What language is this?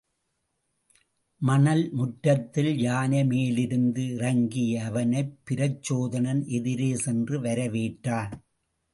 Tamil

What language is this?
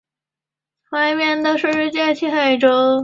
Chinese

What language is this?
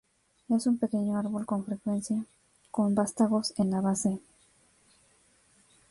Spanish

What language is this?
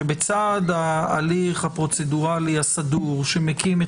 Hebrew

